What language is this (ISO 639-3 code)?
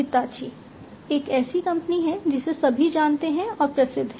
hin